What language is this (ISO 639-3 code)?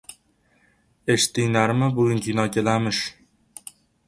uzb